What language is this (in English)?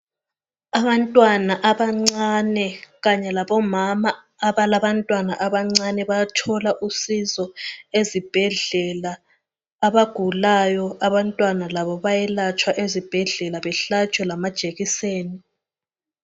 North Ndebele